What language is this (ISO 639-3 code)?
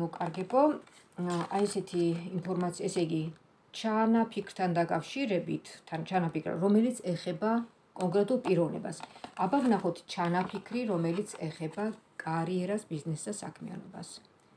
ron